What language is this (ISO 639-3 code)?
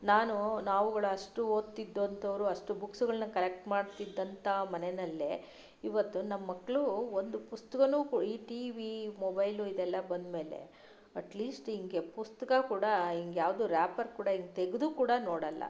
kan